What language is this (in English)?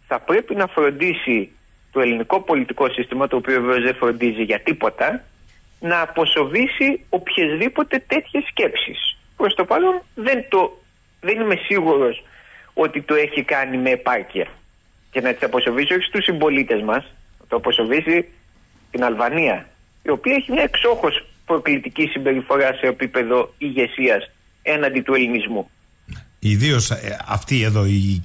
Greek